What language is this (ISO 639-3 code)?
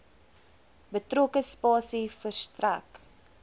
afr